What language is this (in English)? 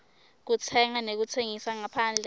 Swati